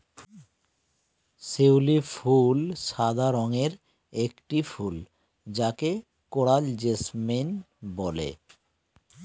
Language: Bangla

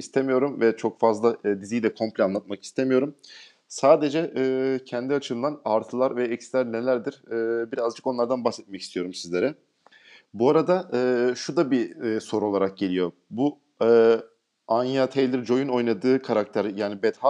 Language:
Turkish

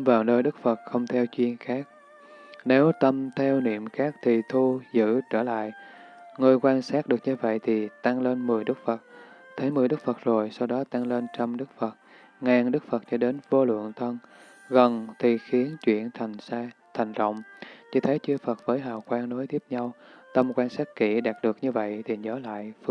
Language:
Vietnamese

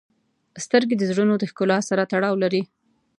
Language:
Pashto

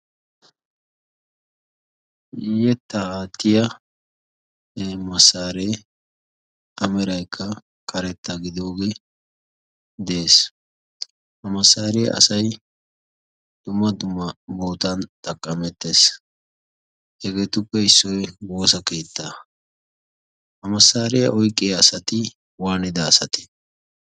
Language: Wolaytta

